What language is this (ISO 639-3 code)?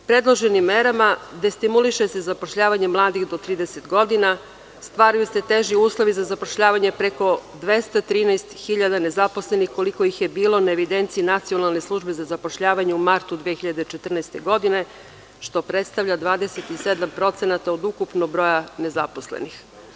srp